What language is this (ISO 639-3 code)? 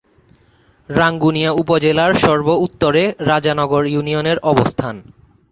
ben